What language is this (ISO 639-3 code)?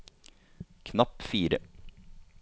nor